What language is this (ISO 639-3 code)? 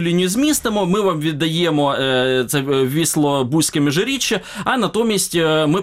ukr